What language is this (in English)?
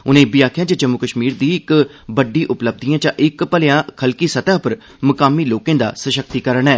Dogri